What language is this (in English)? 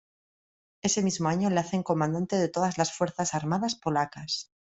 Spanish